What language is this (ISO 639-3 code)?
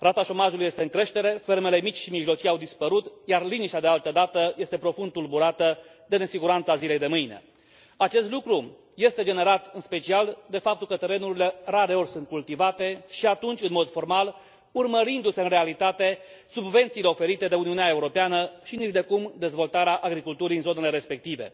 ron